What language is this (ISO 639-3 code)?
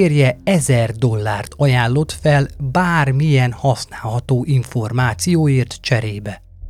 hun